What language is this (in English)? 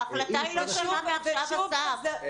Hebrew